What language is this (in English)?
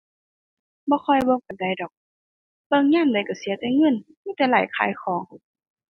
Thai